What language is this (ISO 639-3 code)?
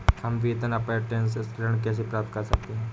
hin